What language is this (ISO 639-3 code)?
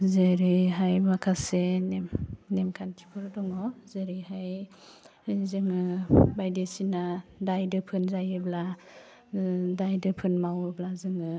brx